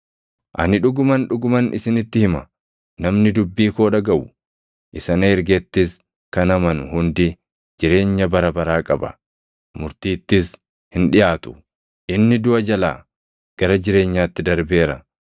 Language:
Oromo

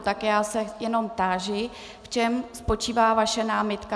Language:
Czech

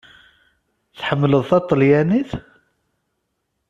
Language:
Kabyle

